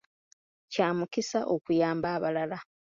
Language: Ganda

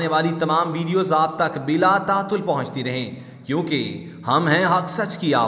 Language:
Japanese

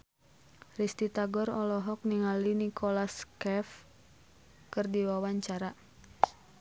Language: Sundanese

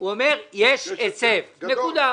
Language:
Hebrew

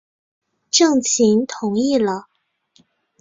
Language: Chinese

